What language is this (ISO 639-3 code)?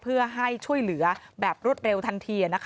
tha